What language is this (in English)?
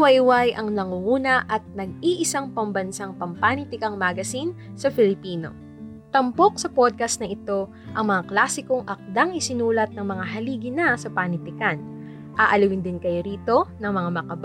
Filipino